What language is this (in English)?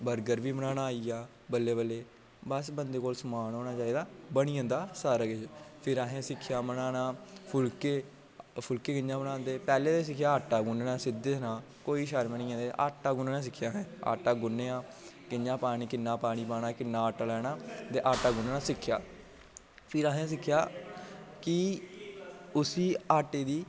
Dogri